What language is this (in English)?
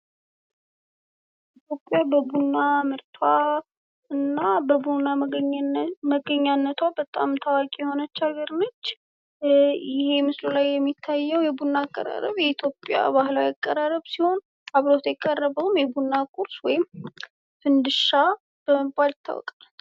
Amharic